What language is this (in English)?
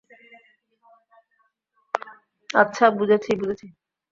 Bangla